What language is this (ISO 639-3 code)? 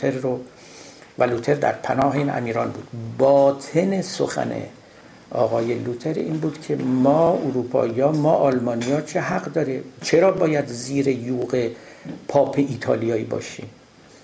fas